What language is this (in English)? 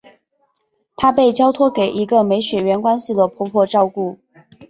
Chinese